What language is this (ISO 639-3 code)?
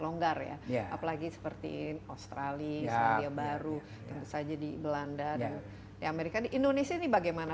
ind